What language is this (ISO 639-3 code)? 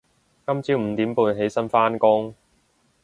yue